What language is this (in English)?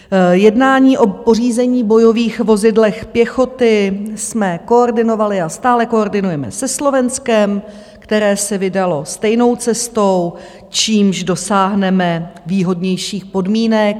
Czech